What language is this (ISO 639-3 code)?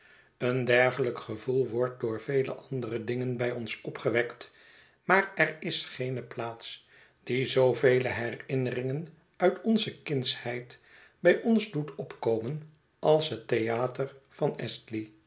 nld